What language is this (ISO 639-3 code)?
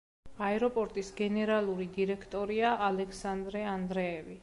kat